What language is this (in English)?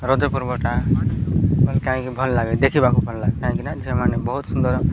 Odia